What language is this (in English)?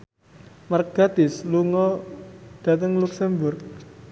Javanese